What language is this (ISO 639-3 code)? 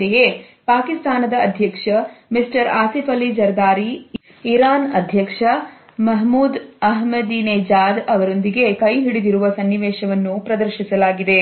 kan